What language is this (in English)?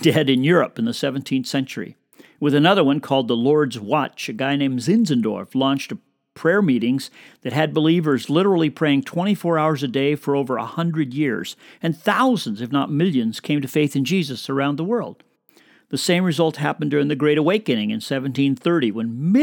English